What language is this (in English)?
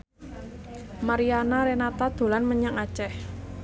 Javanese